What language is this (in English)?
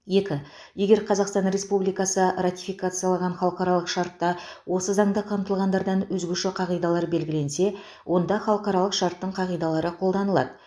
Kazakh